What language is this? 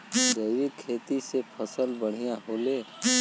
Bhojpuri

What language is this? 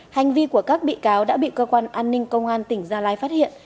Vietnamese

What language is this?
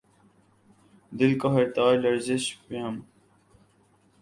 Urdu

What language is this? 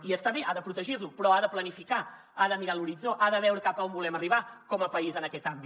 Catalan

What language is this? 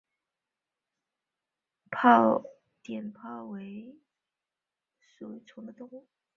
Chinese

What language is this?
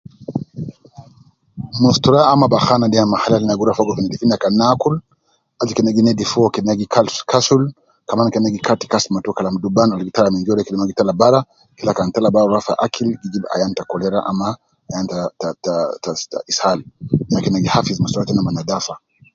Nubi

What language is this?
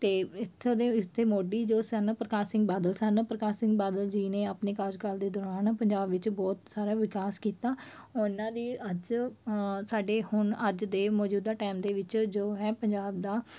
Punjabi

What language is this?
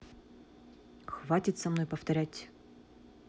Russian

